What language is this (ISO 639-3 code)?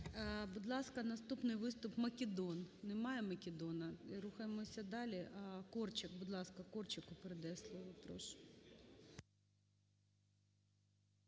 ukr